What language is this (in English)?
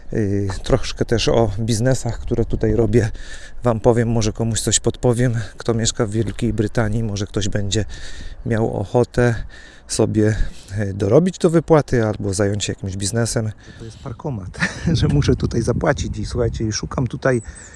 Polish